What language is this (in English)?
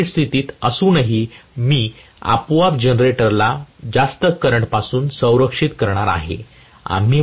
Marathi